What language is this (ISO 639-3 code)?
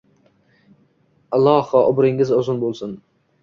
uzb